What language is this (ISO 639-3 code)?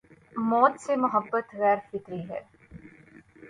urd